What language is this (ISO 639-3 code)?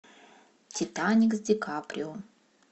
rus